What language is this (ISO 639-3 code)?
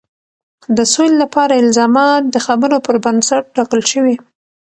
pus